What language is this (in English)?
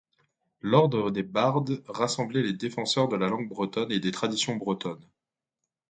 French